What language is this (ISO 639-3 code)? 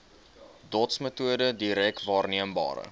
afr